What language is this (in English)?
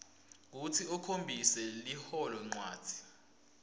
Swati